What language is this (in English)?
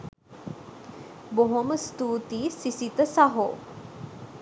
Sinhala